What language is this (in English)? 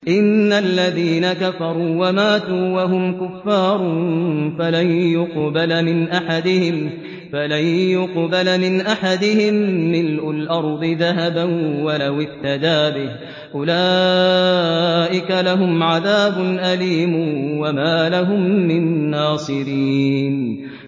Arabic